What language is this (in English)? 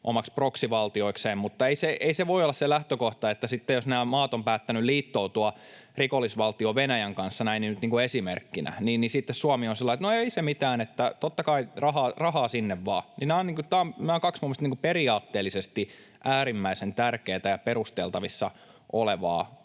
Finnish